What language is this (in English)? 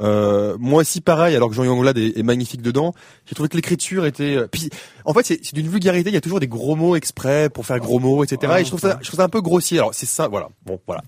French